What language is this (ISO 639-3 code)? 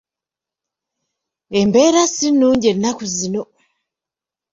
lug